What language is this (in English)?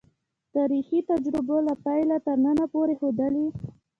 Pashto